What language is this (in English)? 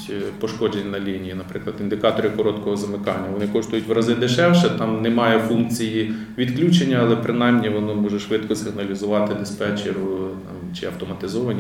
Ukrainian